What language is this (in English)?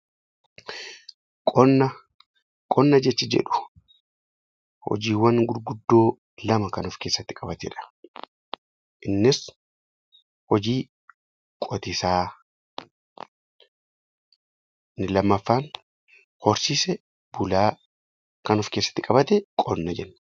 Oromo